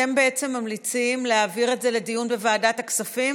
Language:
Hebrew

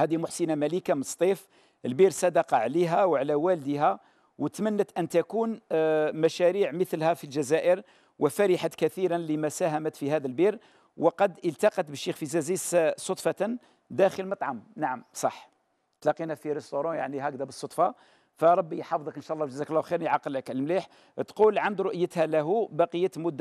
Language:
Arabic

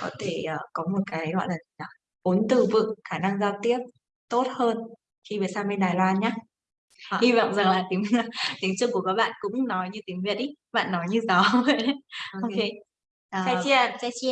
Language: Vietnamese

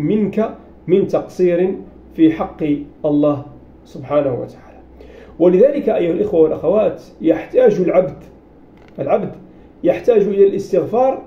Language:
Arabic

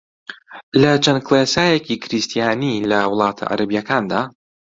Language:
Central Kurdish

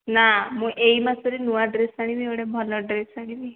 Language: Odia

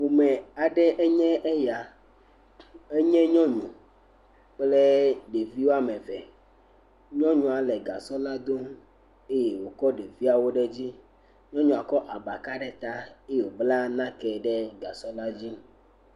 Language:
Ewe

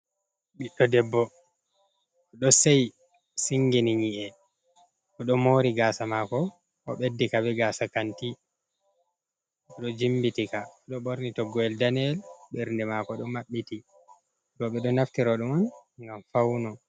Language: Fula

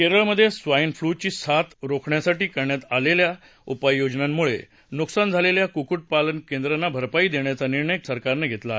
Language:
Marathi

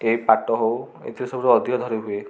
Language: Odia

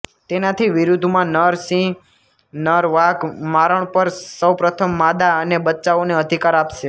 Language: Gujarati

